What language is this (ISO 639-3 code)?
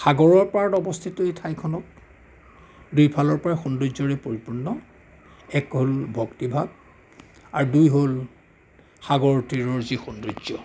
asm